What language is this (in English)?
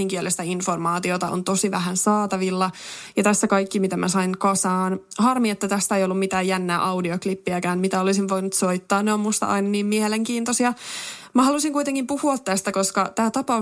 Finnish